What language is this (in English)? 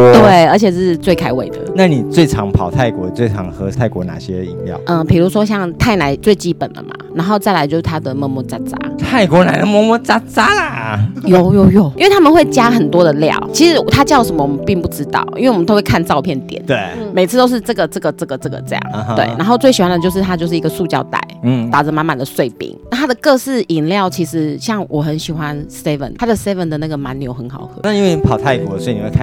Chinese